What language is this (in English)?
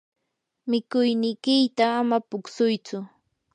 Yanahuanca Pasco Quechua